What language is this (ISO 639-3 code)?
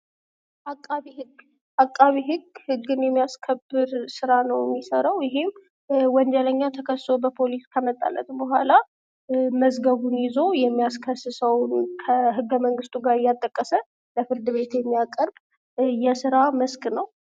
amh